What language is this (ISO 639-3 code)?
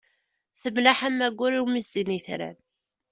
kab